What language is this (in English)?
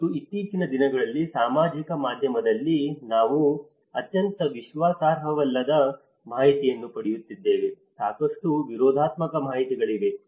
Kannada